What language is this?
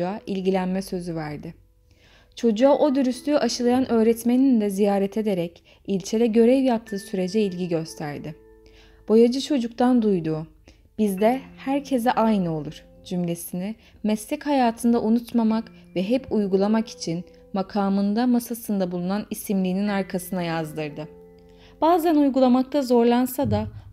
Turkish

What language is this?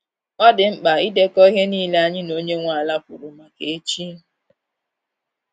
Igbo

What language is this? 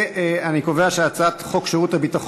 Hebrew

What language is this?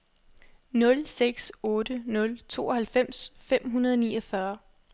Danish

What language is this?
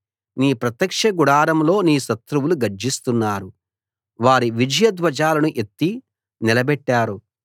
Telugu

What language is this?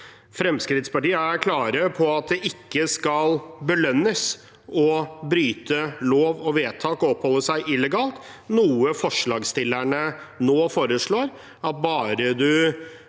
Norwegian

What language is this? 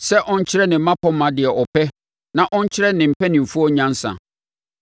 Akan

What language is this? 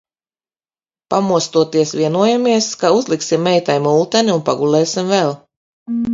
Latvian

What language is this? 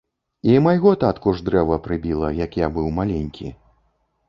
Belarusian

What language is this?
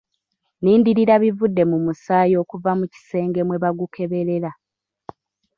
Ganda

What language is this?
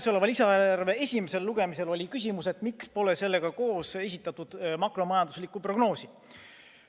Estonian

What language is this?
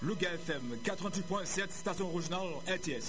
Wolof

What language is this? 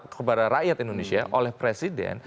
Indonesian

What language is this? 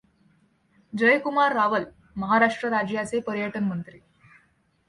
Marathi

